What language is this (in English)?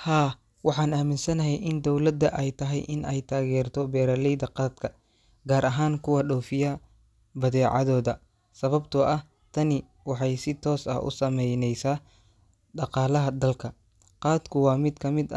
Somali